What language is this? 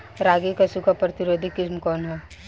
Bhojpuri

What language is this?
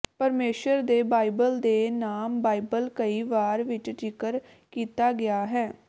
Punjabi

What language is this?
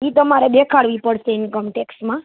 Gujarati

